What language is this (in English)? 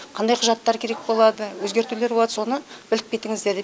Kazakh